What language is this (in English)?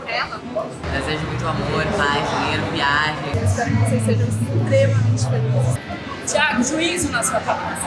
Portuguese